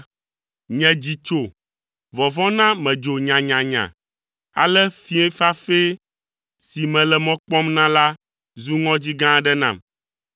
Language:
Ewe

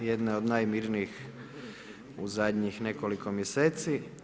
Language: Croatian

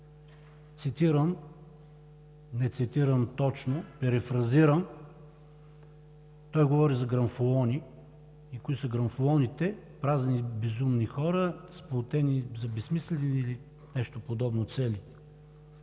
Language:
Bulgarian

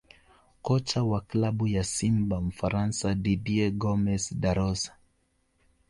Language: Swahili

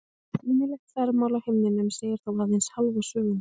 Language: Icelandic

